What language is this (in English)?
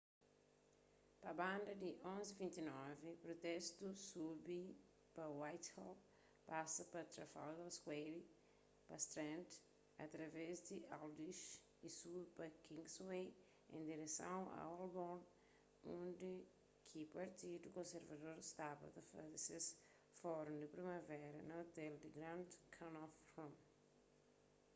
Kabuverdianu